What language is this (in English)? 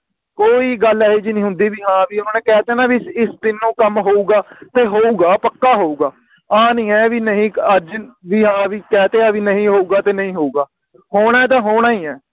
Punjabi